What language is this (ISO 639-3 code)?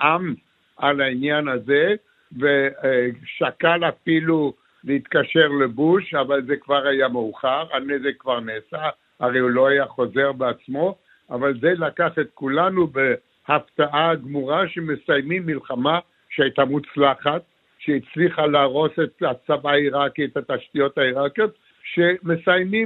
heb